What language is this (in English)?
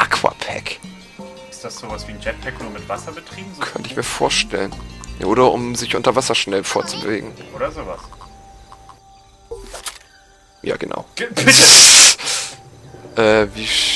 German